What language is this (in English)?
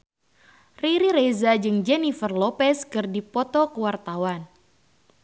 Sundanese